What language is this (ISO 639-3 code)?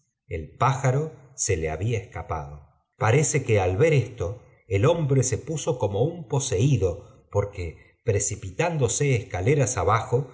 spa